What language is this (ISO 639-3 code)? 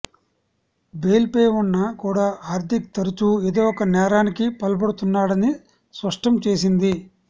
tel